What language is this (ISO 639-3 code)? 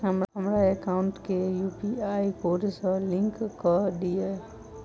mai